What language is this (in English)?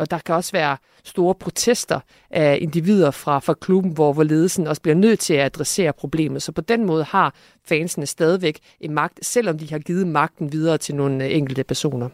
Danish